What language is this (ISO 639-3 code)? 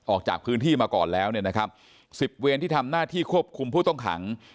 tha